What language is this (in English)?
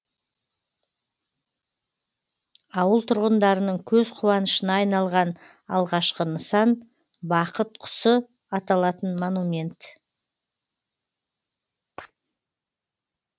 Kazakh